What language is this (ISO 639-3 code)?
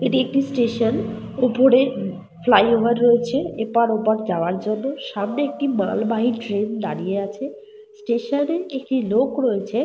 ben